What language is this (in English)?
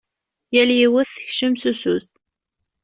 Kabyle